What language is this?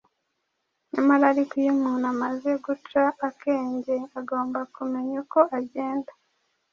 Kinyarwanda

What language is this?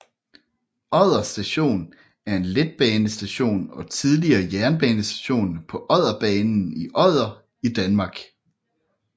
Danish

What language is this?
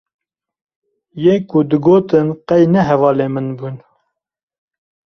Kurdish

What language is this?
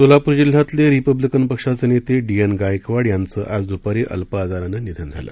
Marathi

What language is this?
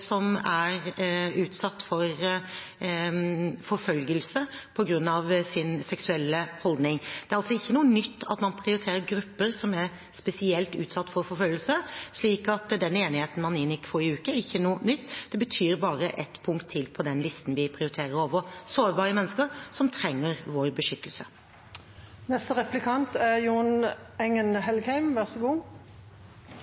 Norwegian Bokmål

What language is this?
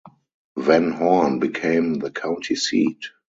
English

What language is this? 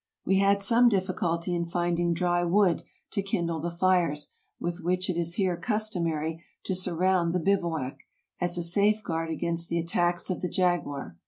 English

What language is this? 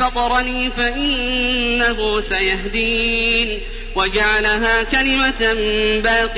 Arabic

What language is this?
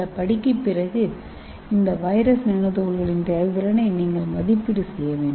Tamil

